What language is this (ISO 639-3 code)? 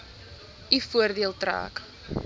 afr